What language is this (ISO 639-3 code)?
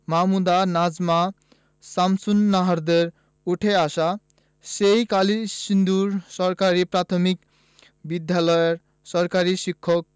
ben